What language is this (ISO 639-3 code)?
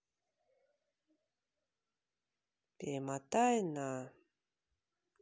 rus